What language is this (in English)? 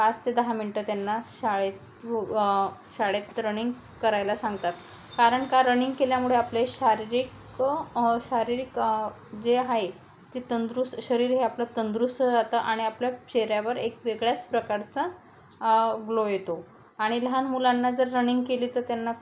Marathi